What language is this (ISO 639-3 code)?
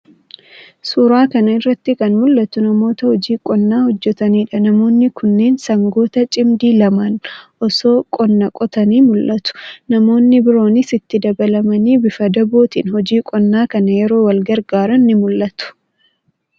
orm